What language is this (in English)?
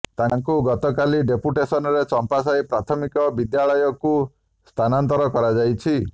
Odia